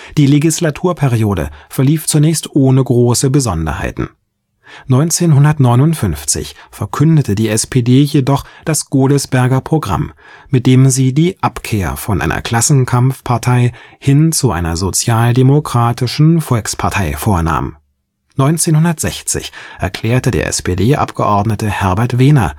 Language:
German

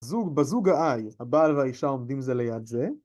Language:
Hebrew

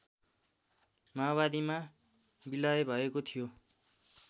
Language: Nepali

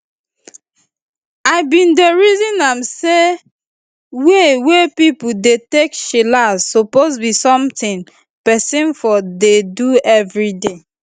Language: Nigerian Pidgin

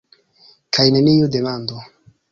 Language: Esperanto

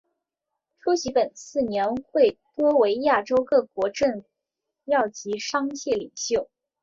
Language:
Chinese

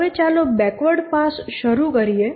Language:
Gujarati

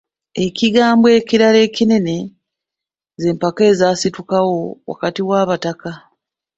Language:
Ganda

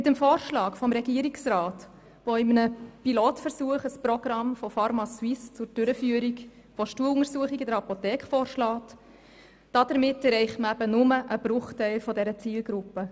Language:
Swiss German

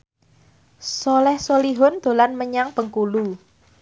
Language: Javanese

